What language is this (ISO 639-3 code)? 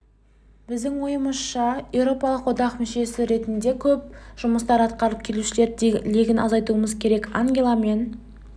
kaz